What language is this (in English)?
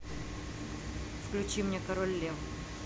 Russian